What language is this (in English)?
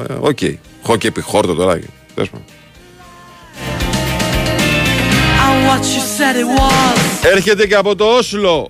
Greek